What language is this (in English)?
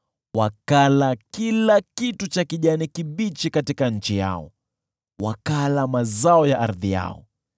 Swahili